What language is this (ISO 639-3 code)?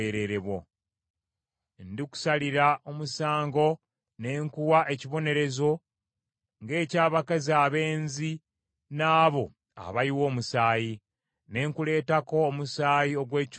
lug